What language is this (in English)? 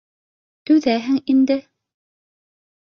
Bashkir